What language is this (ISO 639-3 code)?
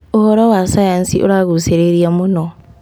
kik